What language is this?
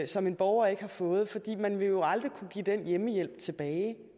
Danish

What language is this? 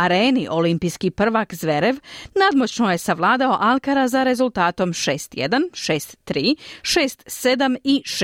Croatian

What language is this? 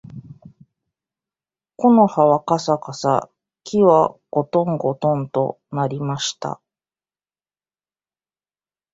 Japanese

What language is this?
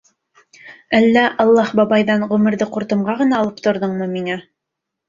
Bashkir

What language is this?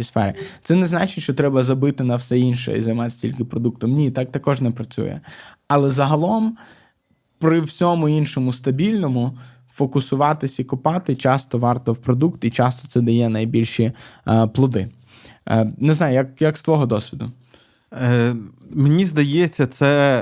Ukrainian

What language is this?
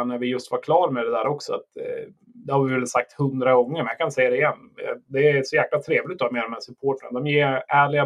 Swedish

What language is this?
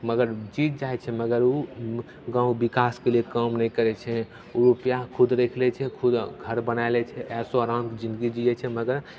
Maithili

